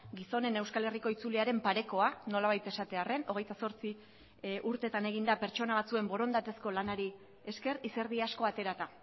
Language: Basque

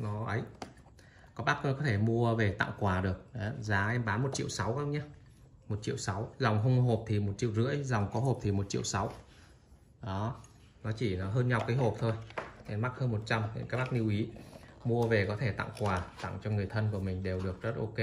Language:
Vietnamese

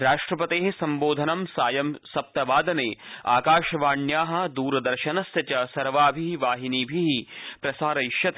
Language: Sanskrit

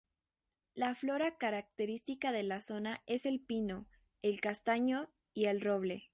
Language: Spanish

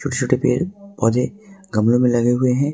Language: Hindi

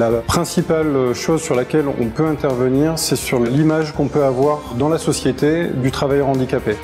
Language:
French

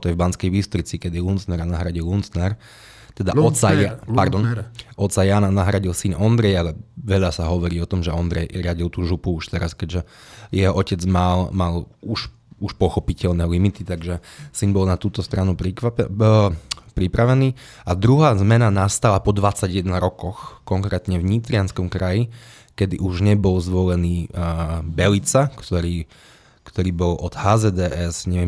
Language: Slovak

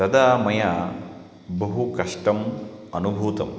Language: Sanskrit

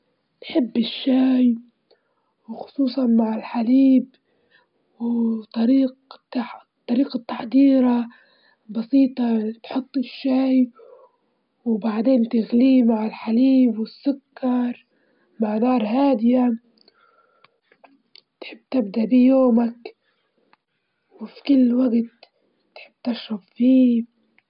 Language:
Libyan Arabic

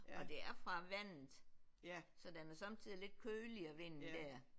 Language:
Danish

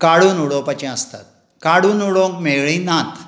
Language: Konkani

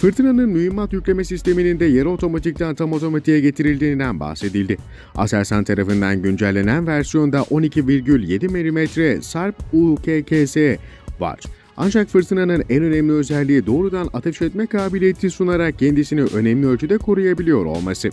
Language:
Turkish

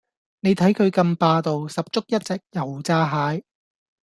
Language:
Cantonese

